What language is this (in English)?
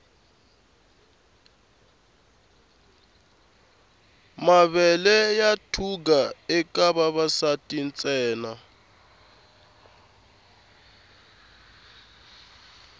Tsonga